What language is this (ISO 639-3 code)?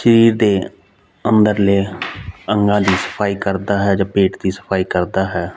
pan